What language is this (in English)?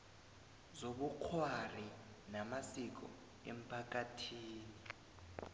South Ndebele